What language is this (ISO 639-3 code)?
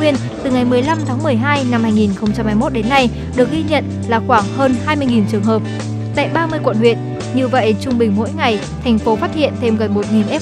vie